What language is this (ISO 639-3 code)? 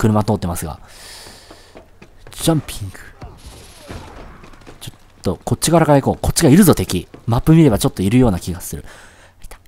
jpn